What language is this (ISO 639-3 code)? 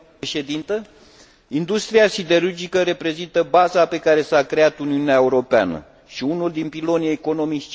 ron